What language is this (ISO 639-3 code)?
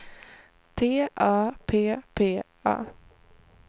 swe